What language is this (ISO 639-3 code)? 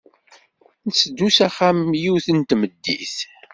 kab